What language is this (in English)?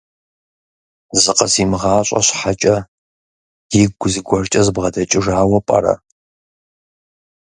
Kabardian